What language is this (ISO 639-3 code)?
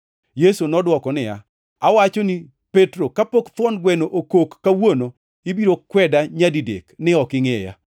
luo